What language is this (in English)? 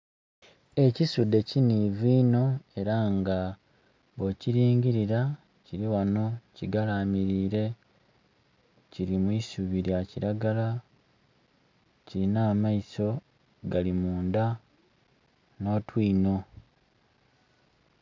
Soga